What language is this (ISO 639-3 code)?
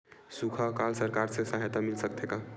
hne